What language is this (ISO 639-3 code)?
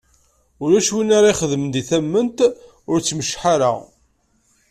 kab